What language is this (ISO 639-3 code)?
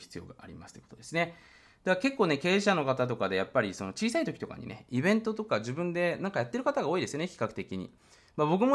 jpn